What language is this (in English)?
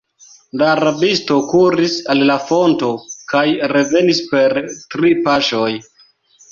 Esperanto